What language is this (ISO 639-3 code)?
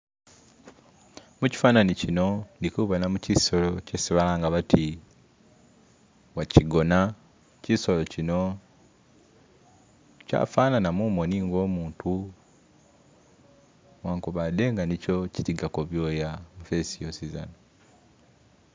myx